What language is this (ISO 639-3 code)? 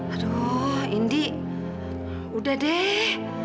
ind